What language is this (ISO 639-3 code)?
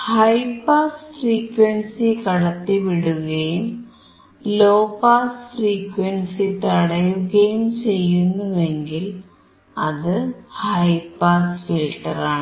mal